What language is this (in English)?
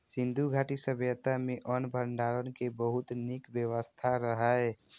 Maithili